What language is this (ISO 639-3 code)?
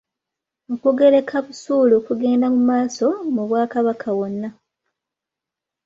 lug